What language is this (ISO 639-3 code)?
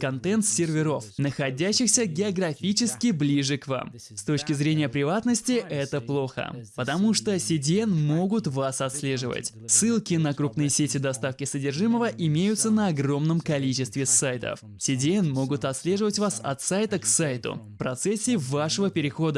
rus